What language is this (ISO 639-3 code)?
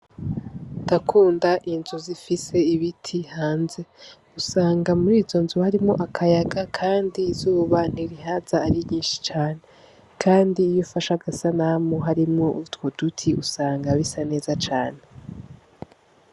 run